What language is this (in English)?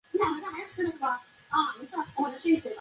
Chinese